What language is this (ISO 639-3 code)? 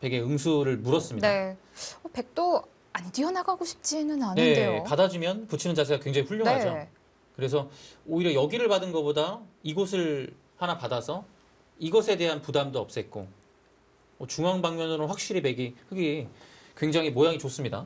kor